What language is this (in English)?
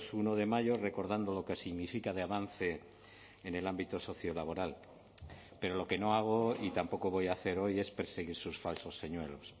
Spanish